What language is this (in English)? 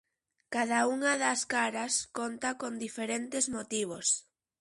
Galician